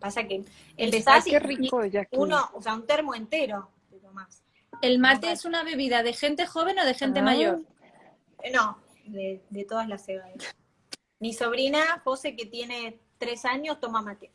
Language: Spanish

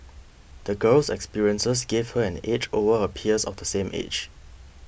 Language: English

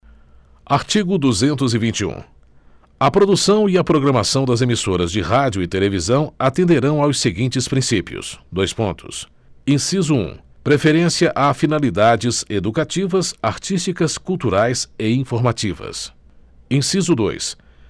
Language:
Portuguese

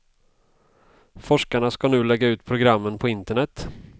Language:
Swedish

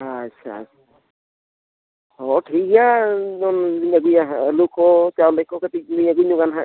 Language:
Santali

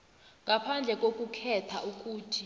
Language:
South Ndebele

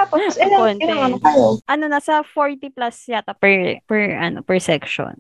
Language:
Filipino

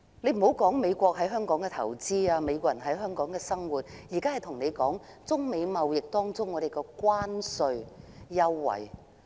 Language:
Cantonese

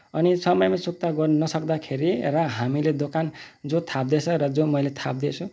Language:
Nepali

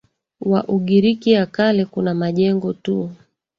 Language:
Swahili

